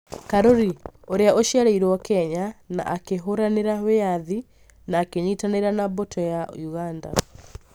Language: Kikuyu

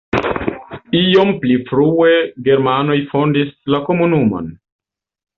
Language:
Esperanto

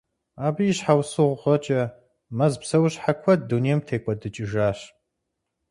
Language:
Kabardian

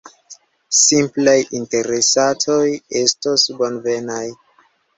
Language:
Esperanto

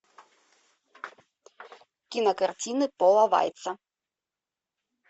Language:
Russian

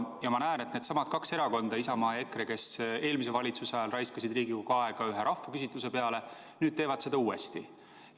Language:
Estonian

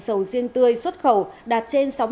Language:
Vietnamese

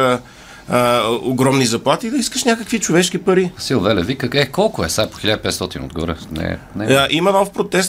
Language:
Bulgarian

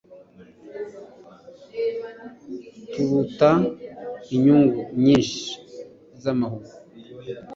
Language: Kinyarwanda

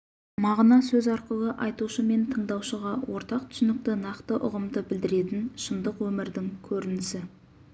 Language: Kazakh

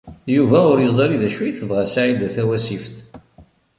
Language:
Kabyle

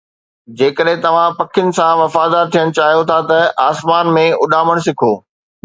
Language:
Sindhi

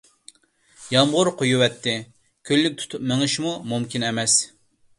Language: Uyghur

